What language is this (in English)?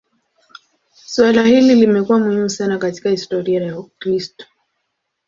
Swahili